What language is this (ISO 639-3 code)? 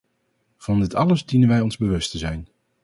nld